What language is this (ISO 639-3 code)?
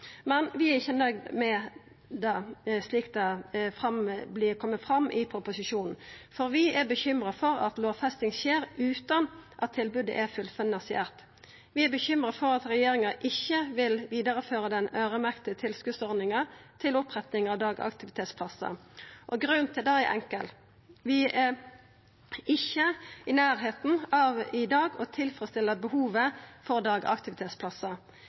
nno